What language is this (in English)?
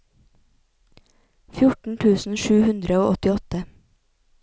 Norwegian